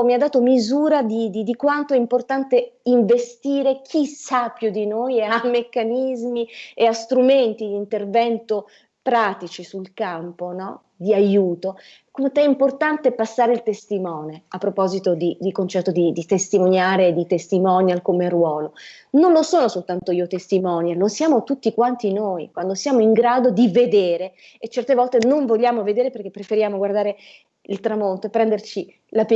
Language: Italian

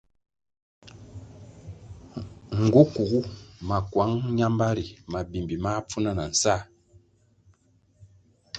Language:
Kwasio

